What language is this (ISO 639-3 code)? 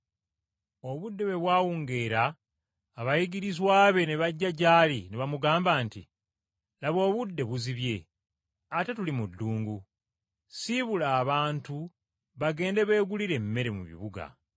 lug